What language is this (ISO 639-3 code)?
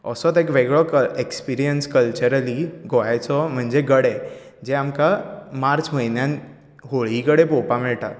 kok